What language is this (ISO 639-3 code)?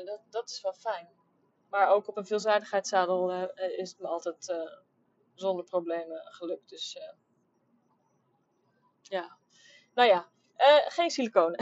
nld